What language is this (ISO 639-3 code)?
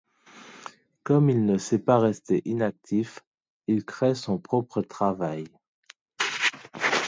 fra